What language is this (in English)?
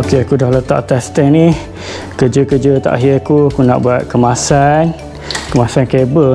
Malay